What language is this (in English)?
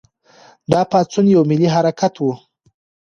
Pashto